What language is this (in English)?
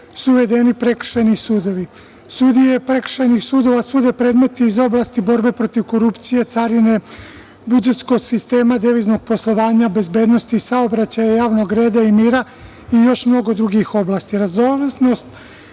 Serbian